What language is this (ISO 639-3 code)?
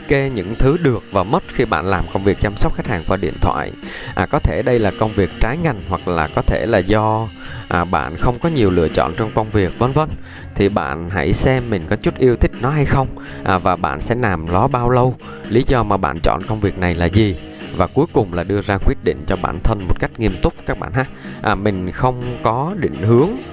vie